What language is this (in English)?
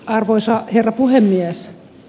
Finnish